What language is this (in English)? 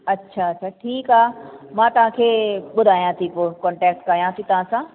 Sindhi